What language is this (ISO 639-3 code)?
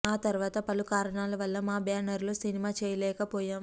tel